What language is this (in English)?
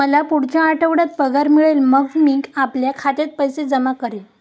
Marathi